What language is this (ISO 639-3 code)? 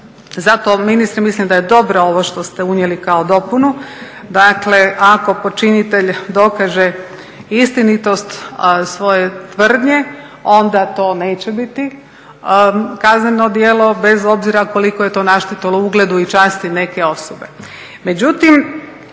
hrv